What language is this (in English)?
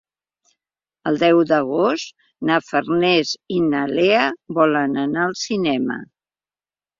Catalan